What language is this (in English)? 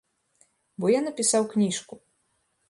Belarusian